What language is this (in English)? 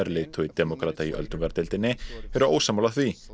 Icelandic